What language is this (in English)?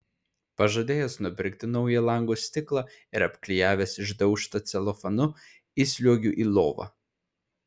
Lithuanian